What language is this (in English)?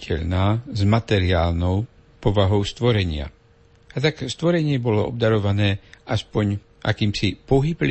Slovak